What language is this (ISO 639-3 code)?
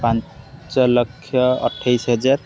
ori